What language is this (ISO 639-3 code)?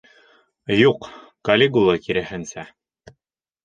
bak